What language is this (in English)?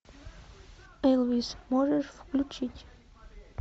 Russian